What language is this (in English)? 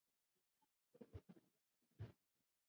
Swahili